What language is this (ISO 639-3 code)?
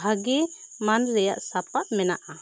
sat